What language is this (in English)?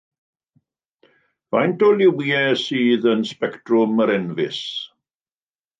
Welsh